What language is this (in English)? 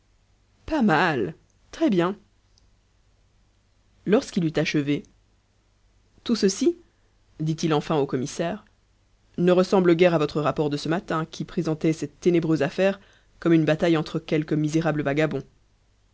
French